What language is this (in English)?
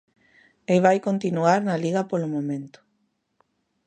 Galician